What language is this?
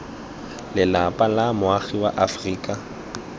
Tswana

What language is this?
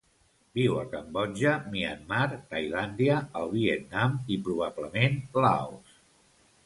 Catalan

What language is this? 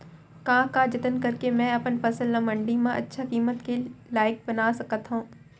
Chhattisgarhi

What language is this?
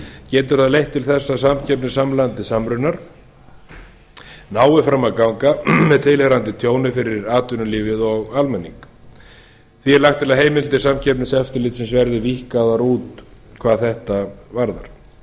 Icelandic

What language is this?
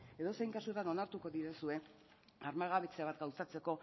Basque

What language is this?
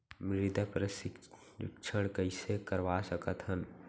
Chhattisgarhi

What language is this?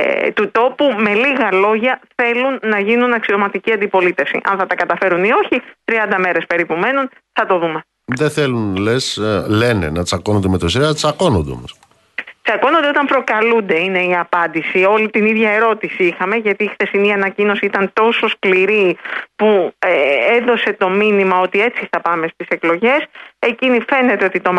Greek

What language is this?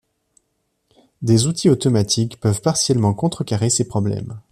French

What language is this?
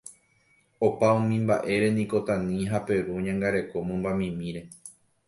Guarani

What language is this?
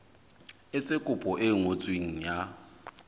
Southern Sotho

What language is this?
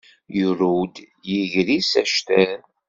Kabyle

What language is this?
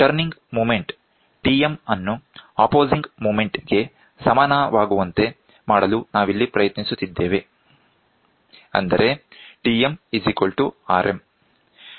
Kannada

